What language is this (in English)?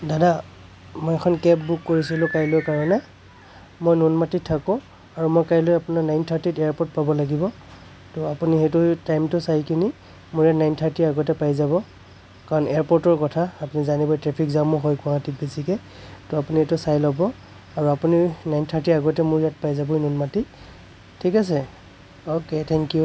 Assamese